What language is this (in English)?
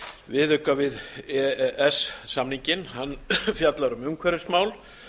Icelandic